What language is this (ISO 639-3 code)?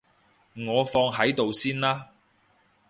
yue